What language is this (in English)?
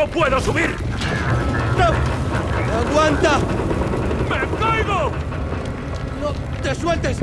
Spanish